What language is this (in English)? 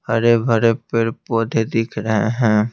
Hindi